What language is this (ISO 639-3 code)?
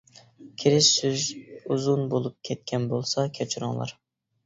uig